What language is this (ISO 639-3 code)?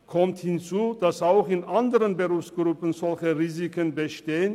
gsw